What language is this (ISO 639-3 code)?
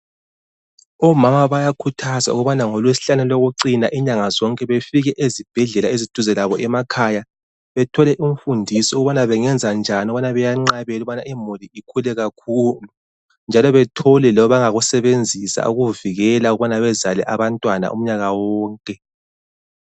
nde